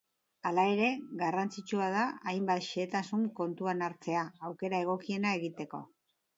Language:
Basque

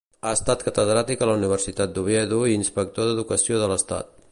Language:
Catalan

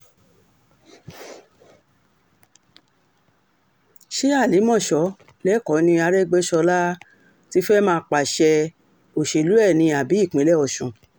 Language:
Yoruba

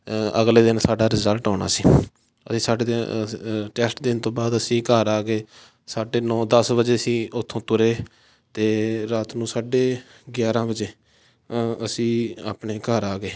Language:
Punjabi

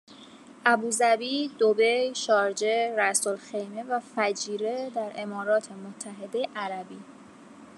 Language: Persian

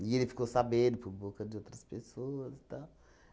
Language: Portuguese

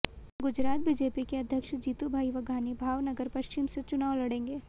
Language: Hindi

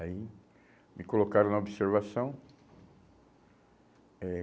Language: Portuguese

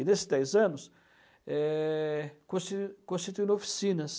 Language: Portuguese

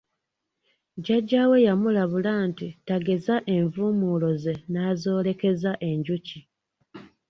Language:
Ganda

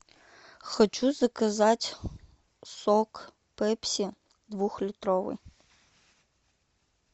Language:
Russian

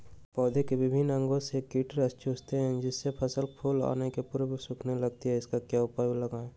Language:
Magahi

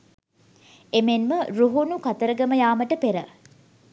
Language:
Sinhala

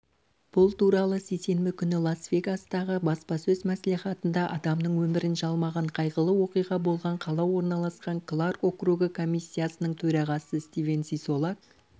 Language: Kazakh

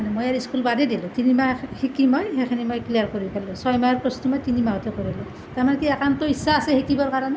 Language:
Assamese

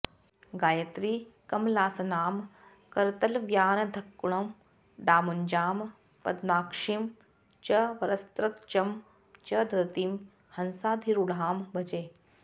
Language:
Sanskrit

